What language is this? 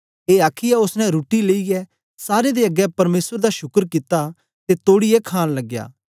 Dogri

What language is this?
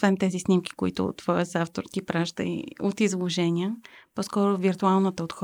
Bulgarian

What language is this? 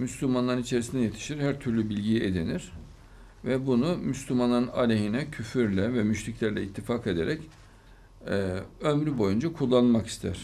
Turkish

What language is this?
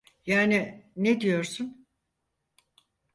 Turkish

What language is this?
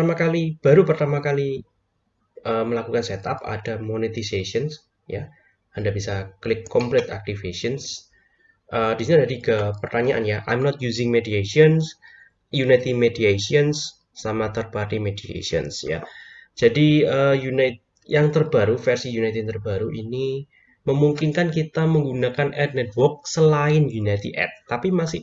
Indonesian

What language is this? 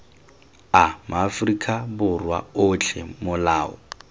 Tswana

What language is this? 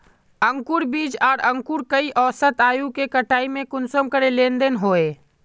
Magahi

